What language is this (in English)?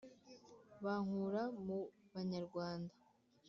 Kinyarwanda